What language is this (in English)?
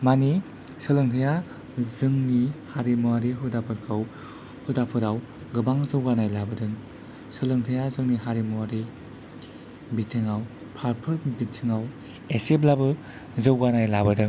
Bodo